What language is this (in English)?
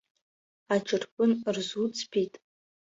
Abkhazian